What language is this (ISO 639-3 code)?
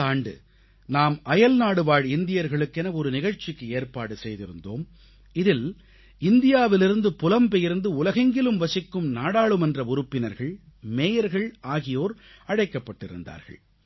tam